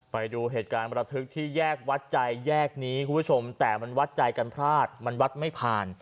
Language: Thai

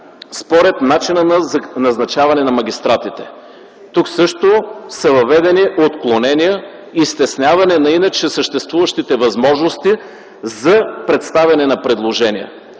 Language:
Bulgarian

